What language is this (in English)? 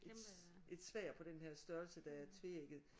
Danish